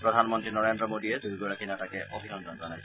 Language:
Assamese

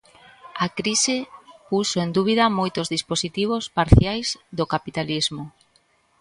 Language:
Galician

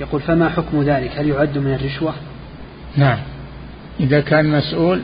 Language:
Arabic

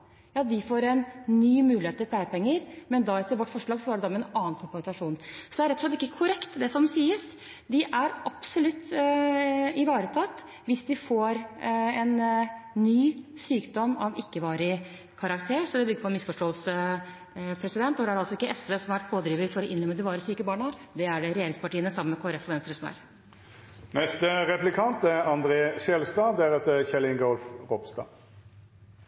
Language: Norwegian Bokmål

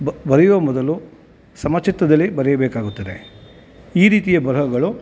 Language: Kannada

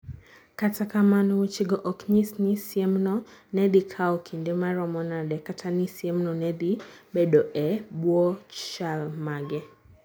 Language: Luo (Kenya and Tanzania)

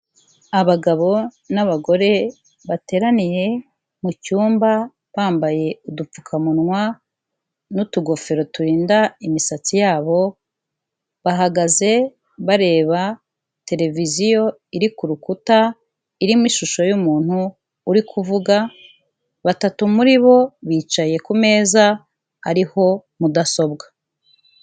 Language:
Kinyarwanda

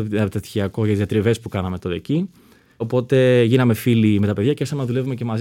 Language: Greek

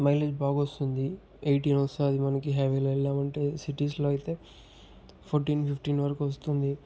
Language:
Telugu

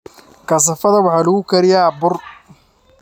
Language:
Somali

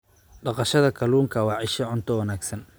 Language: Somali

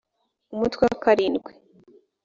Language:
Kinyarwanda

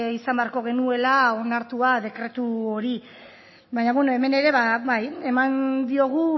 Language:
Basque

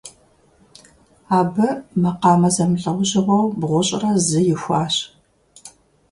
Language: Kabardian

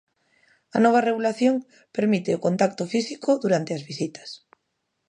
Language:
Galician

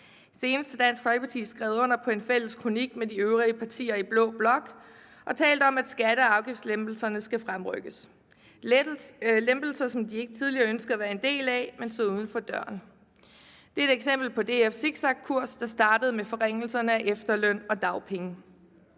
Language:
Danish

